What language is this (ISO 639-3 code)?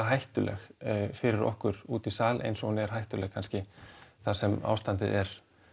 isl